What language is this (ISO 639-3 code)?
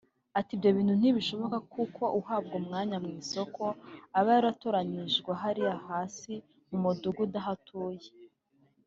kin